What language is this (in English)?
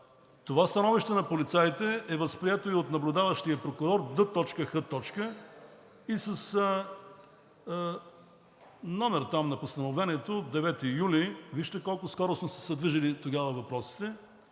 Bulgarian